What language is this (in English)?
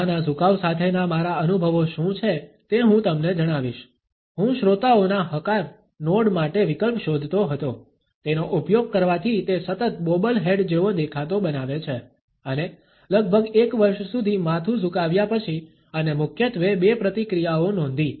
Gujarati